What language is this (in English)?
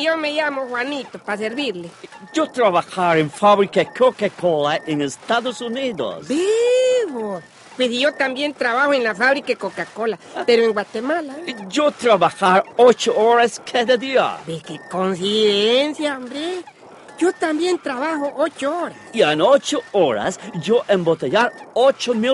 Spanish